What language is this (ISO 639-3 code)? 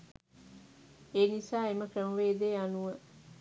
sin